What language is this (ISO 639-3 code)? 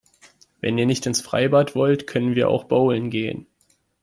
deu